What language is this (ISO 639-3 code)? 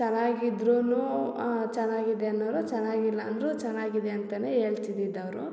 kan